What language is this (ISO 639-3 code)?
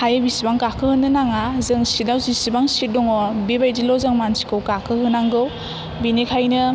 brx